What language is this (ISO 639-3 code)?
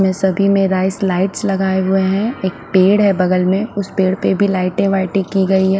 hin